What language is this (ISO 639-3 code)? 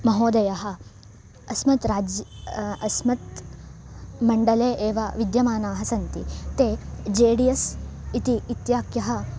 san